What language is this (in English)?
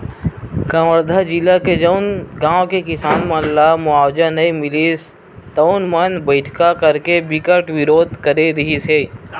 Chhattisgarhi